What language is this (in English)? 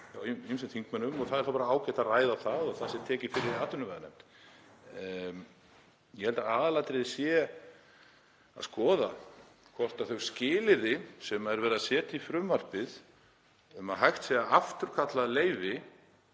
Icelandic